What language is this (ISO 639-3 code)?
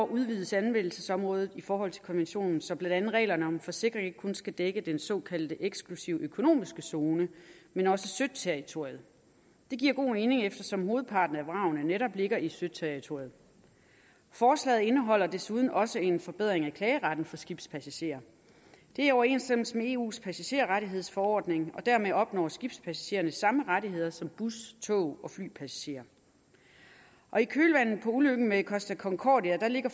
dan